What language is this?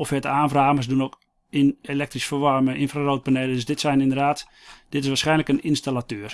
Dutch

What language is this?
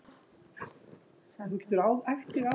Icelandic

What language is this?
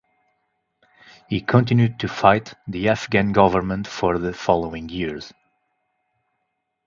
English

